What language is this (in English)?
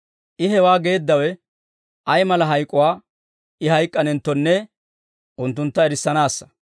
Dawro